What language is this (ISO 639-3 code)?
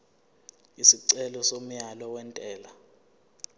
zul